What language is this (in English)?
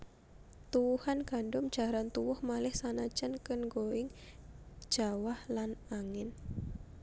Javanese